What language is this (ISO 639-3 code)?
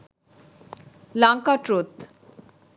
sin